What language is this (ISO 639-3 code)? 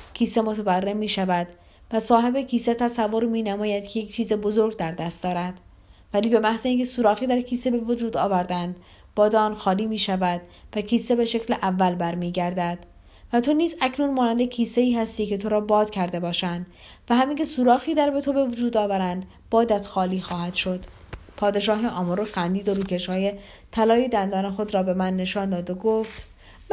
fas